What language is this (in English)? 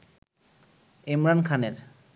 Bangla